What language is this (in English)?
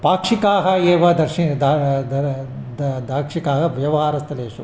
Sanskrit